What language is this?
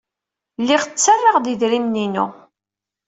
Kabyle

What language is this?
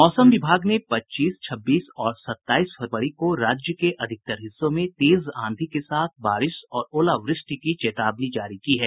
Hindi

